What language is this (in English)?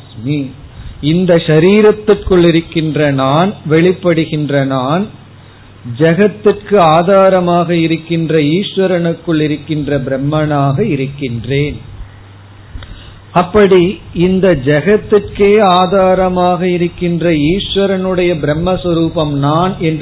Tamil